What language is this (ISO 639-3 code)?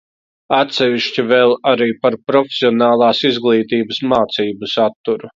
lav